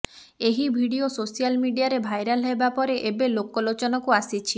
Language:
Odia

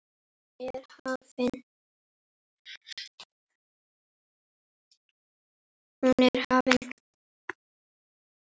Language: Icelandic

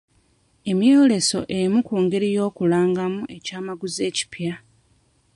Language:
Ganda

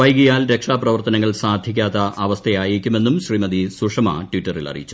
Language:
Malayalam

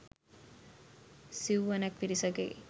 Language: Sinhala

